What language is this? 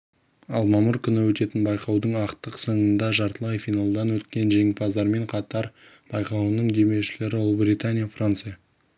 Kazakh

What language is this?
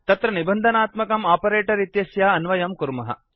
Sanskrit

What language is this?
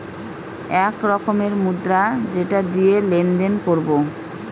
Bangla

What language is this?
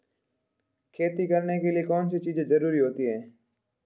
Hindi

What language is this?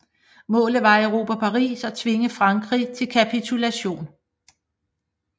Danish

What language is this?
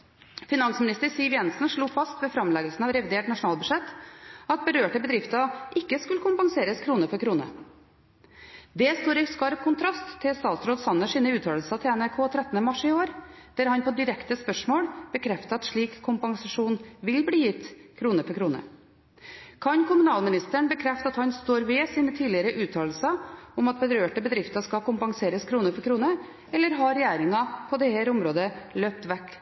Norwegian Bokmål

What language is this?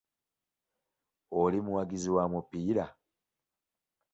Ganda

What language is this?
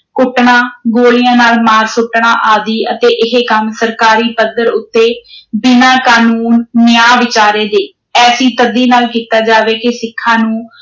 Punjabi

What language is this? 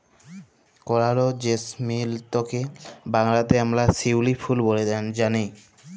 Bangla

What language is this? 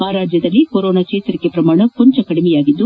Kannada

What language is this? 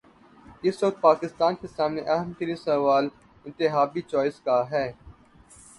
Urdu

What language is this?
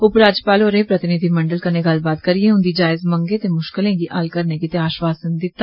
Dogri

